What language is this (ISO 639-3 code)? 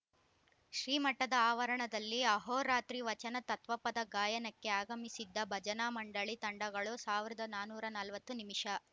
kan